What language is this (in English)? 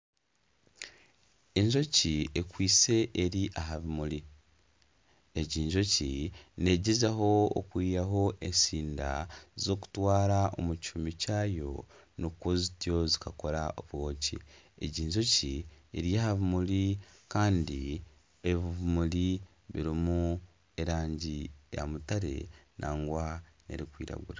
Nyankole